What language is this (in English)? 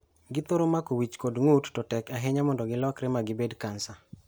Luo (Kenya and Tanzania)